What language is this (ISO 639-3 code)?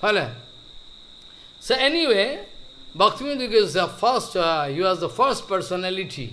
eng